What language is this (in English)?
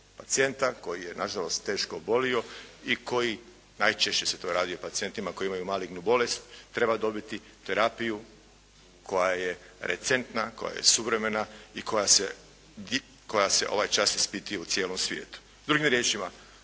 Croatian